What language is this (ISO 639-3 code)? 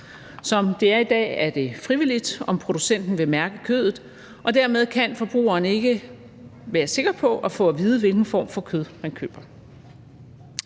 dan